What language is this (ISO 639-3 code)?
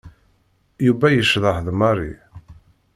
kab